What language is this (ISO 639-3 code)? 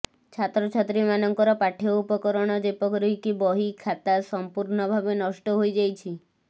ori